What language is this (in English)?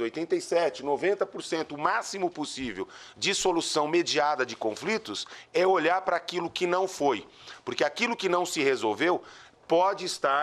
Portuguese